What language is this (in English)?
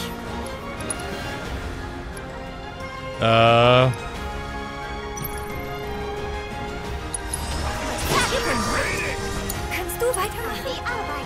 German